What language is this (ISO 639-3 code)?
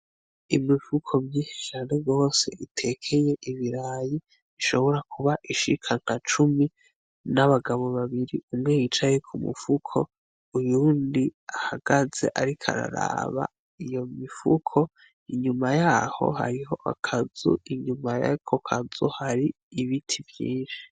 run